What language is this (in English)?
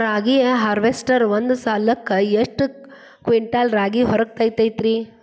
Kannada